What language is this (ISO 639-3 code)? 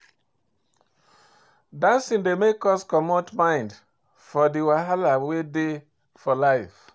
pcm